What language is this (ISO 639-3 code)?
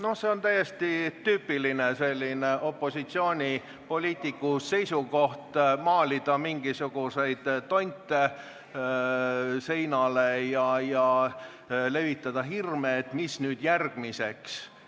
est